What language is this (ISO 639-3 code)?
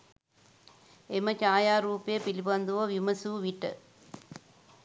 sin